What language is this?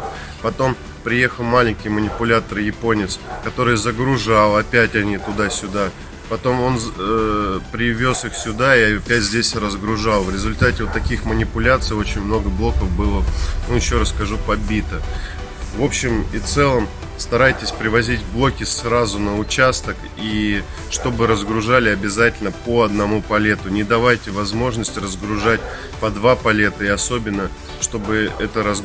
Russian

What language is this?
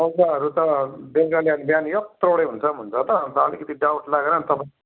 Nepali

